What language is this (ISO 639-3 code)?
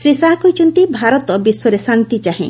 ori